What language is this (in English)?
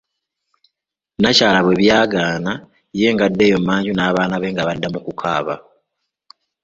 Ganda